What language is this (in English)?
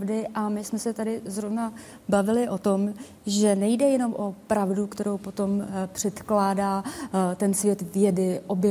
Czech